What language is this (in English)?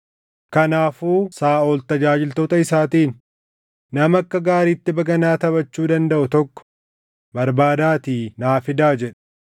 Oromo